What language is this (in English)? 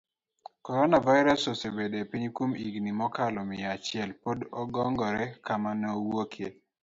Luo (Kenya and Tanzania)